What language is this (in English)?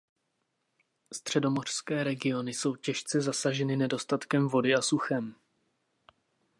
Czech